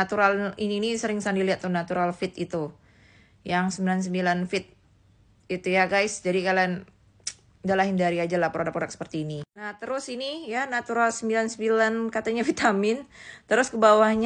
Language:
Indonesian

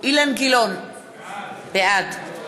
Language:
Hebrew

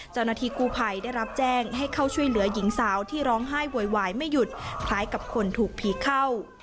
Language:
Thai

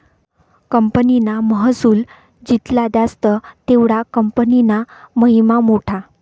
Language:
Marathi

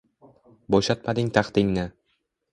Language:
Uzbek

